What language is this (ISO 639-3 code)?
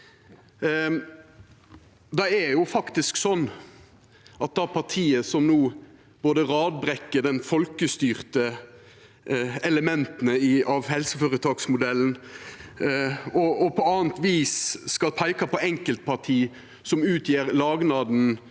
nor